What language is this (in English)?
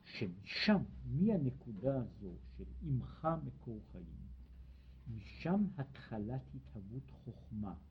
Hebrew